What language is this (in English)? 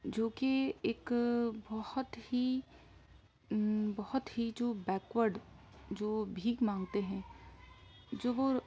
Urdu